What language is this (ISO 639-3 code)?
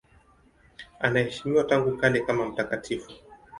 swa